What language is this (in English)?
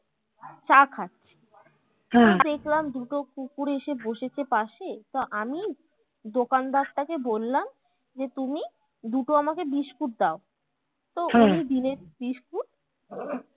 Bangla